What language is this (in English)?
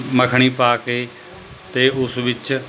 Punjabi